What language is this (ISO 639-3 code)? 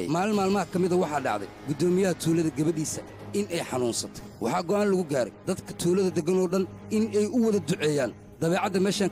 ara